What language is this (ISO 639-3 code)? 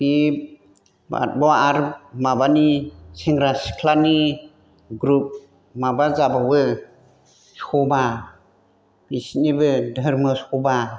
brx